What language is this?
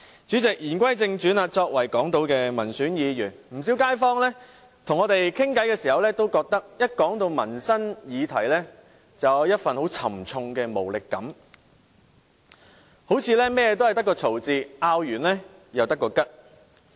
Cantonese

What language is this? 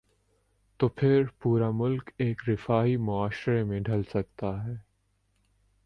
Urdu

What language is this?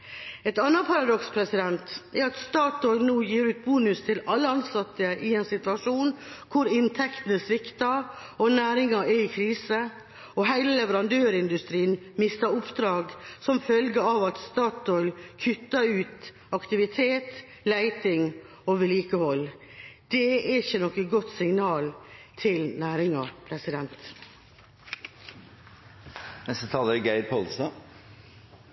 Norwegian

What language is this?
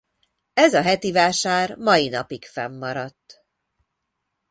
Hungarian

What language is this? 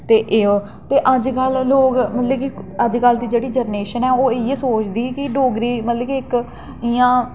Dogri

